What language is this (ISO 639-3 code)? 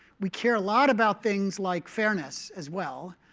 eng